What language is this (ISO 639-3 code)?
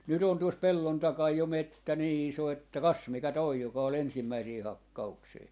fin